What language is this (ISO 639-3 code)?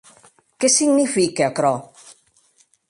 oci